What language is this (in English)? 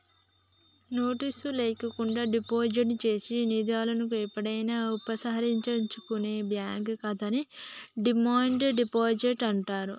Telugu